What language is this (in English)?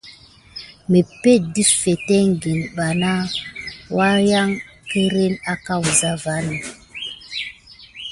Gidar